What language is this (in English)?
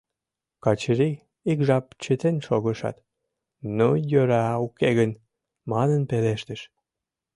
Mari